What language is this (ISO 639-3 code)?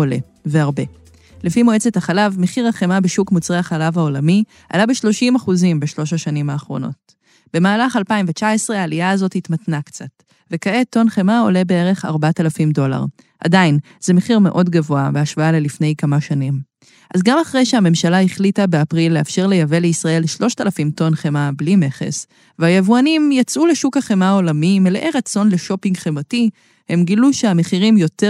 heb